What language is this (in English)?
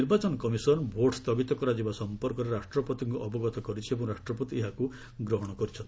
Odia